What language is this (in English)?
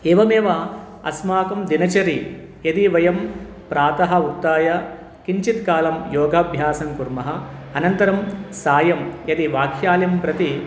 Sanskrit